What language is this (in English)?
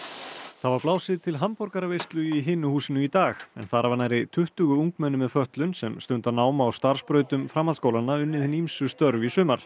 Icelandic